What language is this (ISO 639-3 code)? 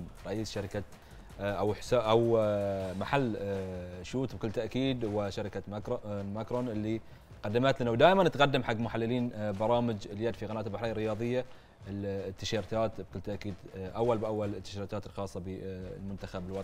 ara